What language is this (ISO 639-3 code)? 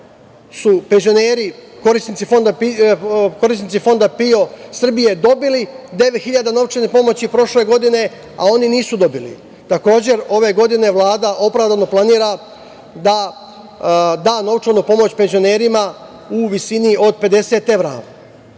srp